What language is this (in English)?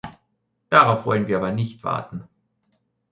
German